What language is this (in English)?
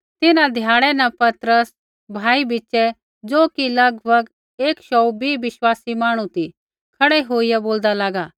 Kullu Pahari